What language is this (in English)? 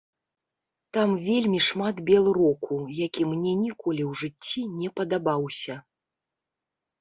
Belarusian